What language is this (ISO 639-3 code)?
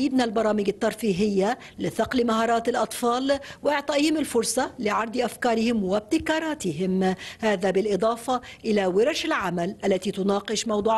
ara